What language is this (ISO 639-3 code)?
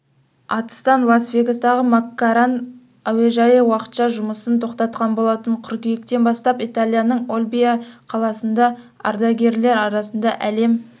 kaz